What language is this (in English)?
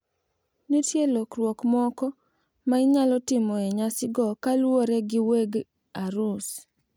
Luo (Kenya and Tanzania)